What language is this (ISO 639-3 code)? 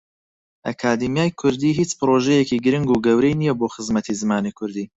ckb